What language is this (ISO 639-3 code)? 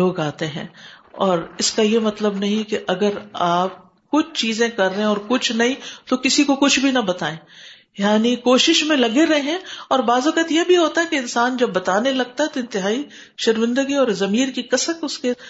urd